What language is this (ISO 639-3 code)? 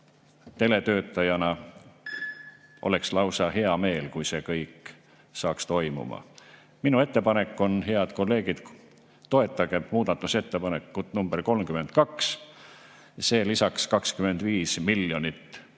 est